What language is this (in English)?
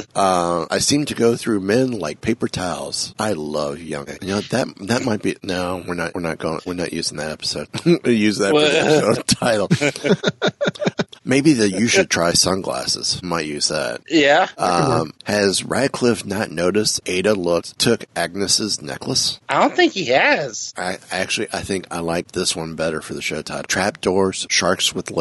English